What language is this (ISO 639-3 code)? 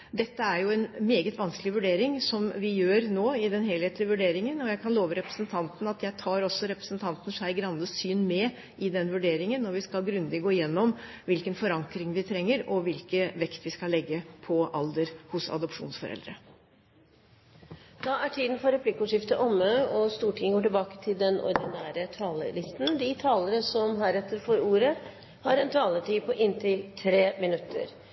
nor